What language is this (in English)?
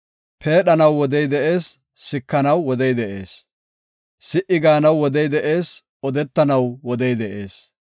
Gofa